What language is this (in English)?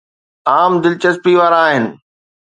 Sindhi